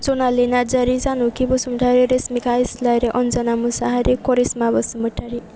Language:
Bodo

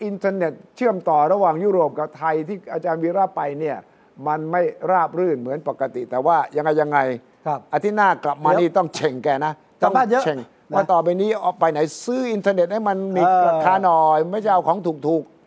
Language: Thai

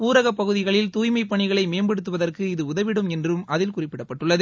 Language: Tamil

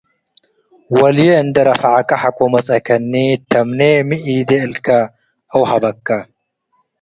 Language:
Tigre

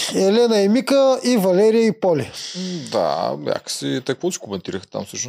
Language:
Bulgarian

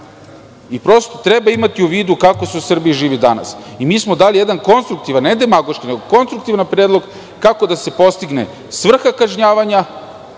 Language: Serbian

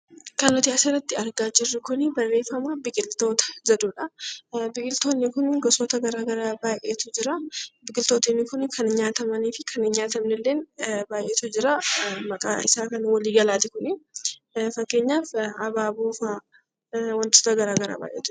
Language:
Oromo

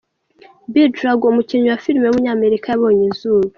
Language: Kinyarwanda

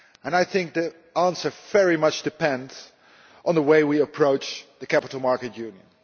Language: English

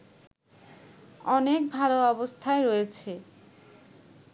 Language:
Bangla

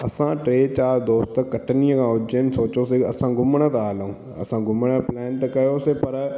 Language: Sindhi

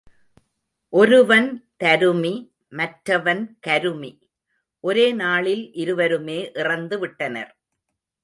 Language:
Tamil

